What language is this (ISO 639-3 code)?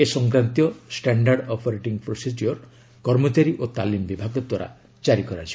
ori